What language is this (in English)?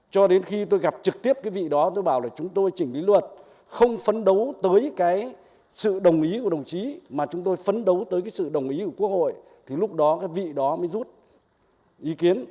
Vietnamese